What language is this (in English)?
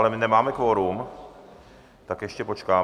Czech